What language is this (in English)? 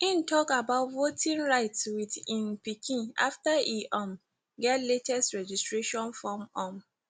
Nigerian Pidgin